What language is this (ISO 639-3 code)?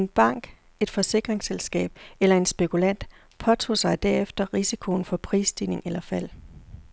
dan